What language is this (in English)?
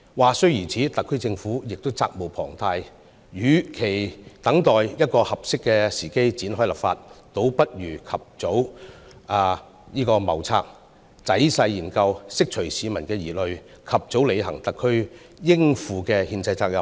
Cantonese